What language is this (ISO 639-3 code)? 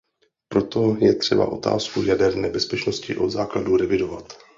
ces